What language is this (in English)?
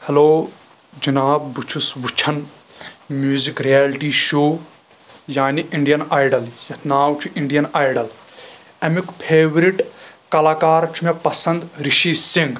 Kashmiri